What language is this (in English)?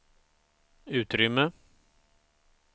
Swedish